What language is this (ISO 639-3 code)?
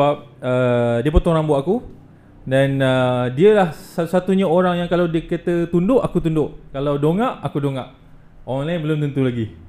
msa